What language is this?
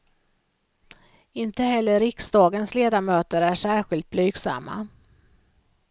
Swedish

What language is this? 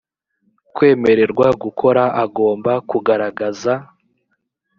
Kinyarwanda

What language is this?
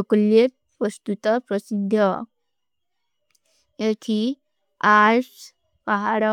Kui (India)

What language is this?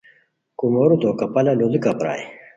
Khowar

